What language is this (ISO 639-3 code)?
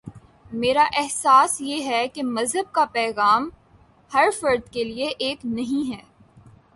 urd